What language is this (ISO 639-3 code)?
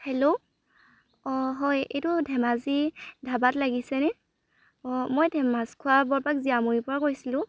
asm